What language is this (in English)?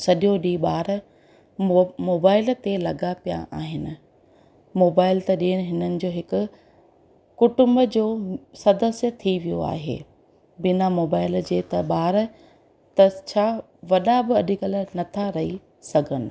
Sindhi